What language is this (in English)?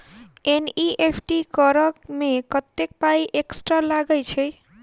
Maithili